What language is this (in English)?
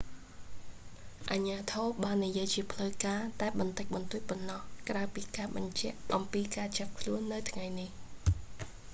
Khmer